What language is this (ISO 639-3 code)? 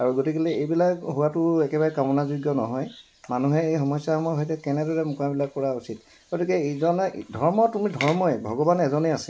asm